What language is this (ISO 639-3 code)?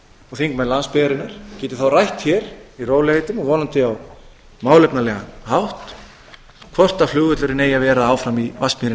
isl